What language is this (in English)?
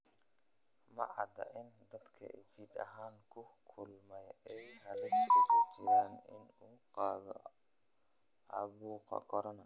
Somali